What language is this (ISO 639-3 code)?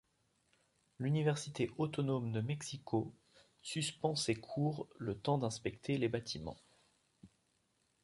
fra